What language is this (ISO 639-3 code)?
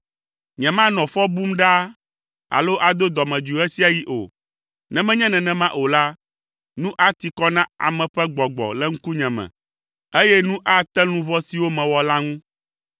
ewe